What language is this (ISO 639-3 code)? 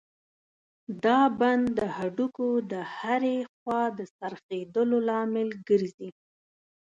pus